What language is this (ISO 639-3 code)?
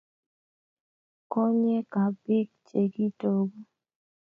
kln